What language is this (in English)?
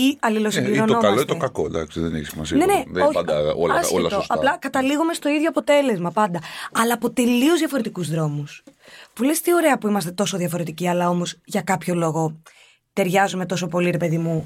Greek